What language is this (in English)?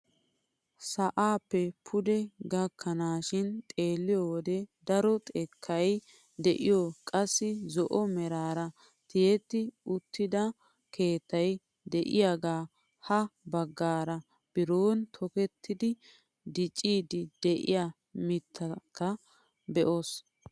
Wolaytta